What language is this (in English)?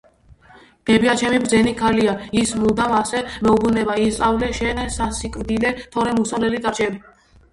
Georgian